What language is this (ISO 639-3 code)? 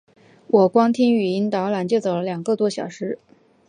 zho